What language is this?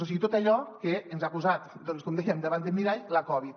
Catalan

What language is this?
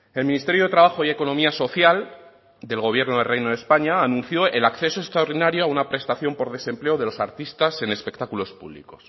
Spanish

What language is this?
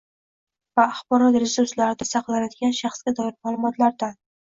Uzbek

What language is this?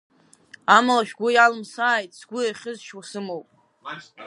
Abkhazian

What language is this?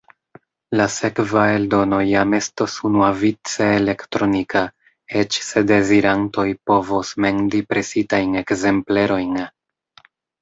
Esperanto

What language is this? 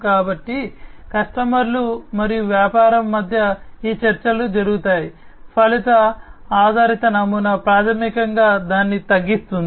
Telugu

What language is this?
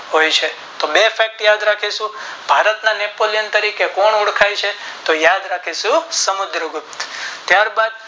Gujarati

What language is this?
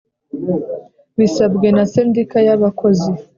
Kinyarwanda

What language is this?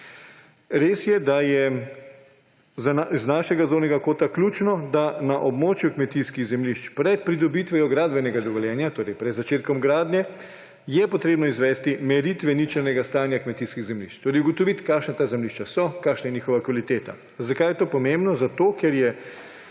Slovenian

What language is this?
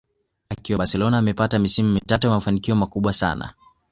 Swahili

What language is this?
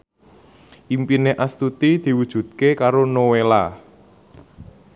Javanese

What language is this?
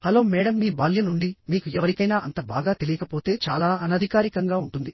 Telugu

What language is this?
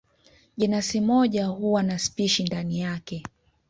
Swahili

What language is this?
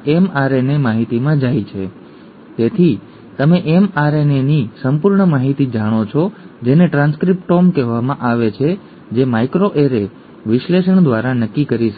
Gujarati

